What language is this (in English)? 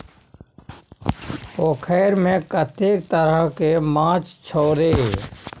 Maithili